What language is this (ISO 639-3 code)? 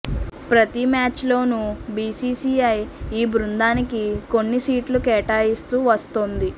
tel